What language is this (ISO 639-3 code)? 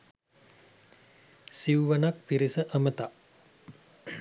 sin